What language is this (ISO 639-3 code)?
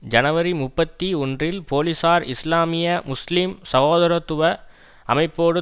tam